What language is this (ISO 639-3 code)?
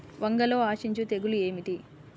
tel